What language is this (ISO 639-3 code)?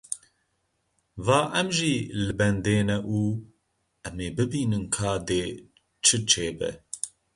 kur